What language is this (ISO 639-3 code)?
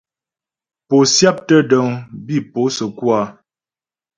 bbj